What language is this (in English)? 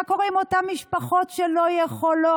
Hebrew